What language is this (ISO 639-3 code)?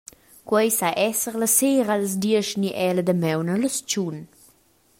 roh